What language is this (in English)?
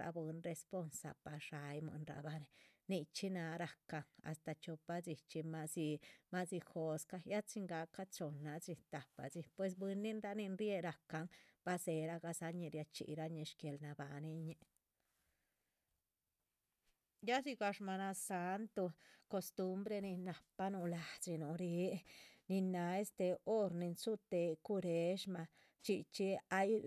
Chichicapan Zapotec